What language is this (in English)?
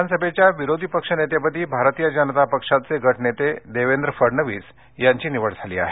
Marathi